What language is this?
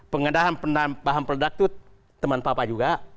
Indonesian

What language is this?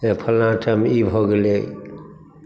Maithili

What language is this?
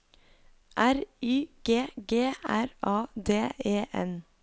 Norwegian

